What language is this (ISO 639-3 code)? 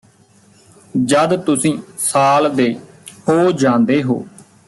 pan